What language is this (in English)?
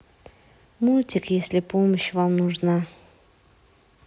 Russian